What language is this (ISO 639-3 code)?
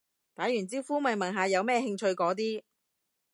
yue